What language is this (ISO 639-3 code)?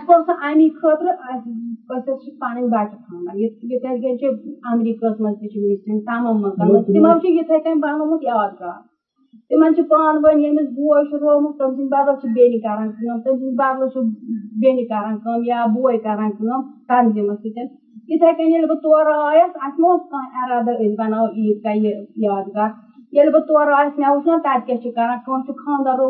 urd